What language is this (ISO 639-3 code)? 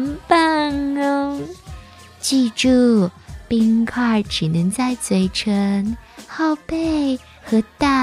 zho